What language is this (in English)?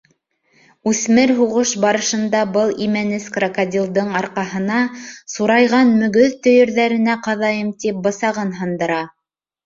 Bashkir